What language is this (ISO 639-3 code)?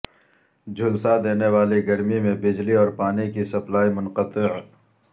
urd